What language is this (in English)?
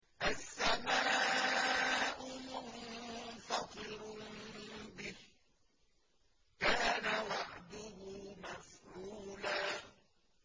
Arabic